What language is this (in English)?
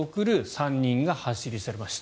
Japanese